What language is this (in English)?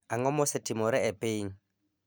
Luo (Kenya and Tanzania)